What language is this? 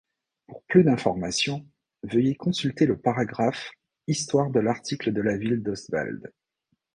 French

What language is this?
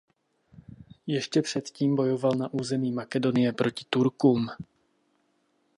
Czech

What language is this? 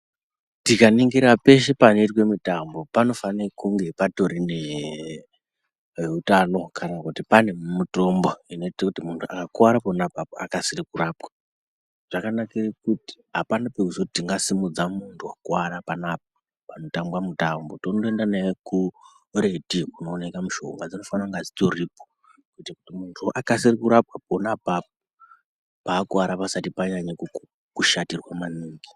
Ndau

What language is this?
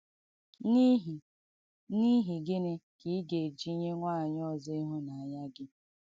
Igbo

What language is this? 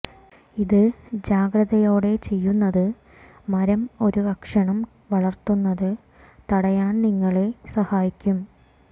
Malayalam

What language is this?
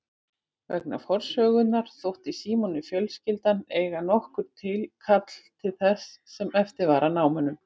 Icelandic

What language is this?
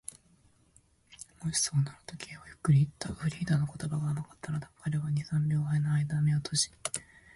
Japanese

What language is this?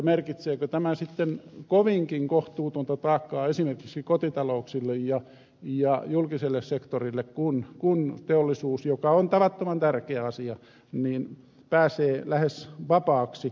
Finnish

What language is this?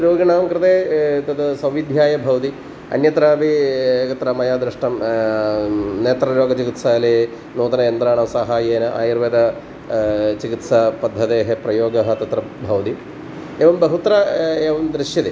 Sanskrit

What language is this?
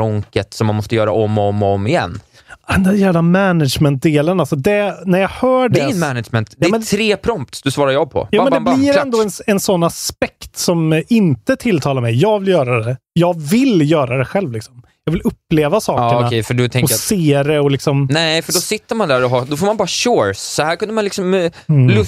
Swedish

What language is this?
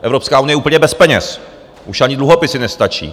Czech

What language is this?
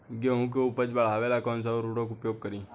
Bhojpuri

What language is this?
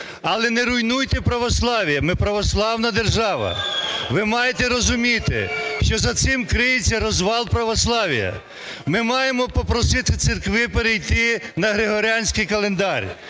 Ukrainian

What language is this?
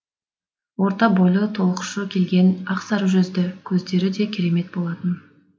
Kazakh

